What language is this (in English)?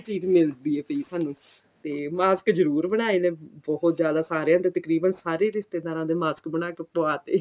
Punjabi